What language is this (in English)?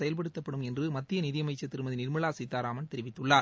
Tamil